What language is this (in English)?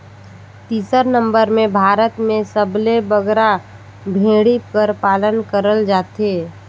Chhattisgarhi